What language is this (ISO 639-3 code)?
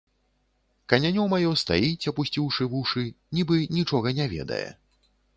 bel